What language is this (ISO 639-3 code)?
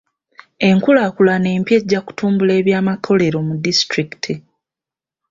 lug